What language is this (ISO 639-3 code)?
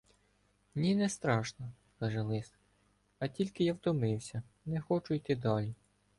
ukr